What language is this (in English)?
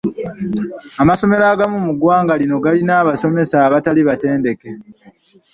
Ganda